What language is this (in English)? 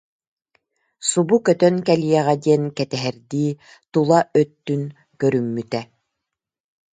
Yakut